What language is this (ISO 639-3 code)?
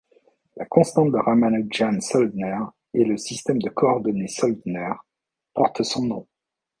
fra